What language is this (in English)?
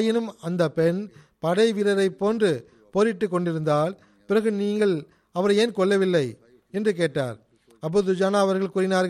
Tamil